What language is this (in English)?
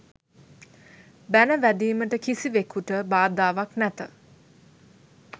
Sinhala